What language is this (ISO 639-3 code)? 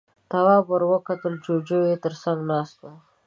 pus